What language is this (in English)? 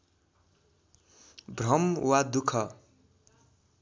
Nepali